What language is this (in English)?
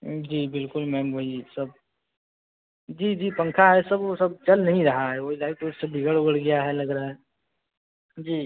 Hindi